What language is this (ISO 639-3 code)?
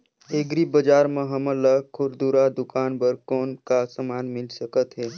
hne